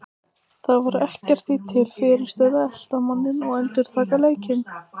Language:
Icelandic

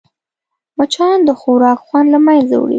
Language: Pashto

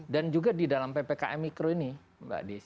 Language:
Indonesian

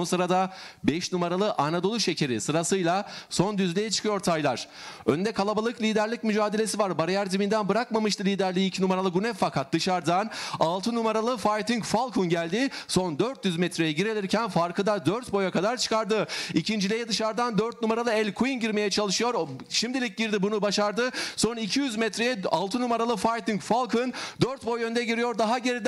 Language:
Turkish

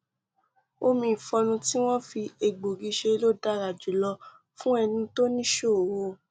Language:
Yoruba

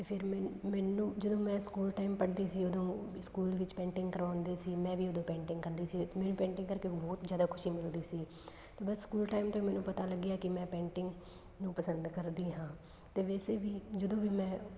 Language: Punjabi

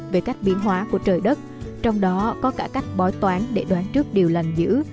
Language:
Vietnamese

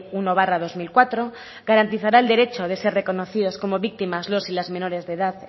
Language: Spanish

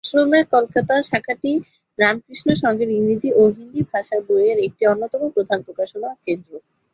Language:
Bangla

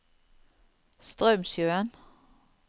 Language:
Norwegian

